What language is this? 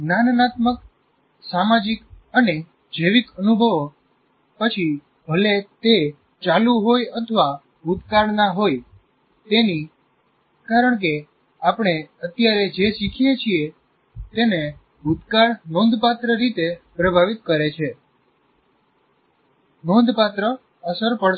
Gujarati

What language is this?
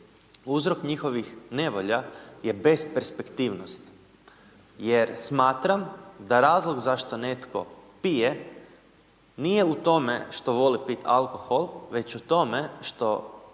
Croatian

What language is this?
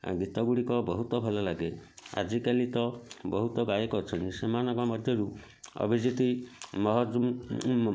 Odia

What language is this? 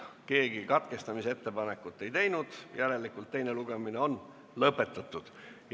Estonian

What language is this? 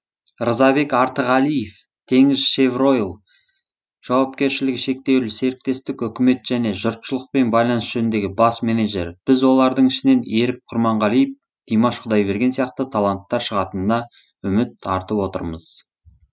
Kazakh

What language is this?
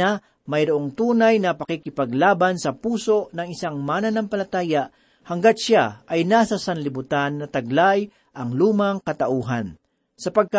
Filipino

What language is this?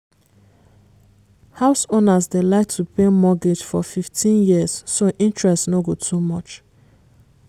Nigerian Pidgin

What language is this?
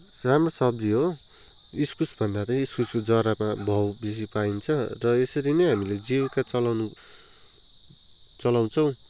Nepali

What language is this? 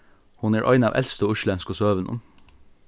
Faroese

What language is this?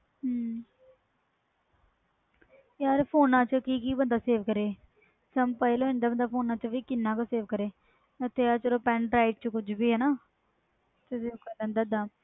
Punjabi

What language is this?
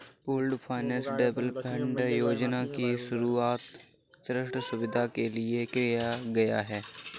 Hindi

